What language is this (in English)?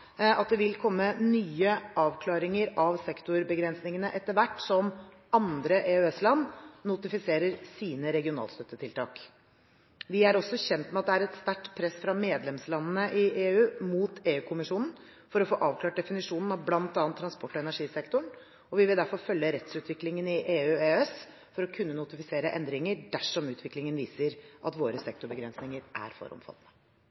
Norwegian Bokmål